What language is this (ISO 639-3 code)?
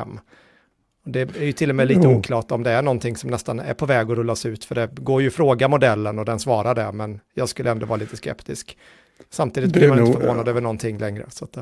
swe